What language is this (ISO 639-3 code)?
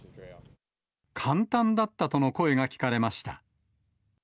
jpn